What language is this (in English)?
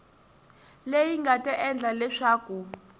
Tsonga